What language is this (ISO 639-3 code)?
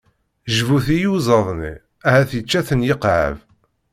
kab